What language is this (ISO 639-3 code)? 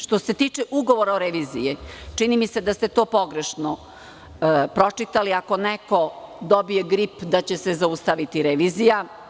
srp